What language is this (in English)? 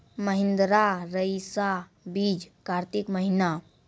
Maithili